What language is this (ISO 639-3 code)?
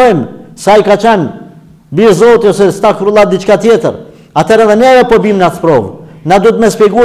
ron